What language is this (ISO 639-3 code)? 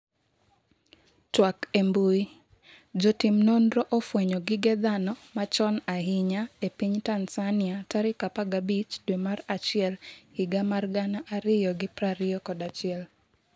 luo